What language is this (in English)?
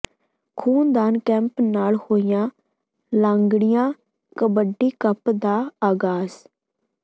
Punjabi